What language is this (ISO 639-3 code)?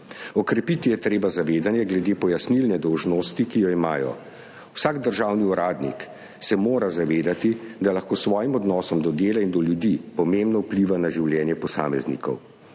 slv